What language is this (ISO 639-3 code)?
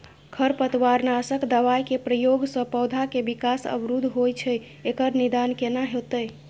mai